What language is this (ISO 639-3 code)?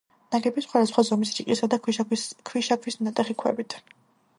kat